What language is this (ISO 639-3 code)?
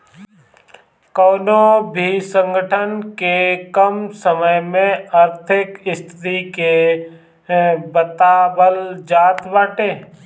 bho